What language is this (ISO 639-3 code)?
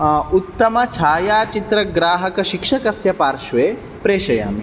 san